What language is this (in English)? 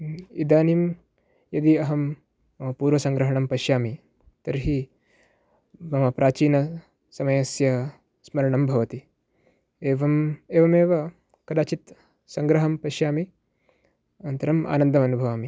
Sanskrit